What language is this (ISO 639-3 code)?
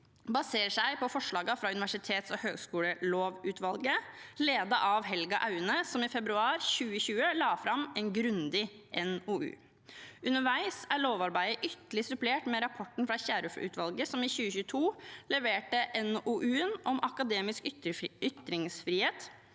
nor